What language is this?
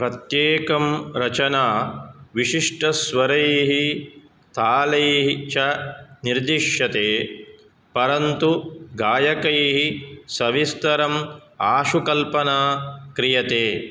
Sanskrit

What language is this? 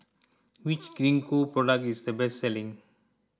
English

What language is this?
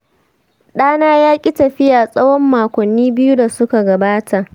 Hausa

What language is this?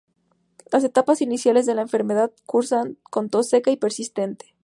Spanish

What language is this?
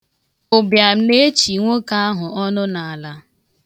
Igbo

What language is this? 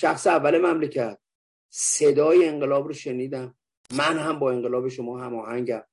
Persian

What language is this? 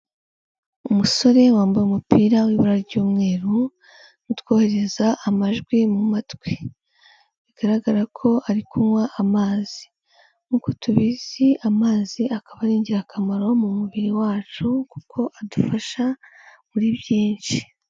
Kinyarwanda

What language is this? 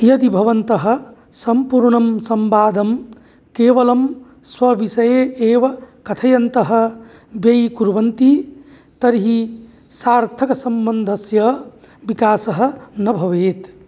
Sanskrit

